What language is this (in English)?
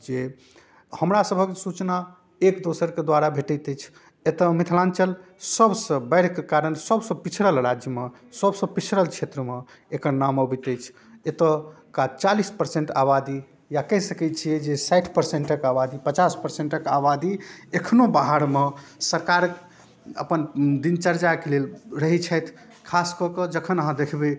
Maithili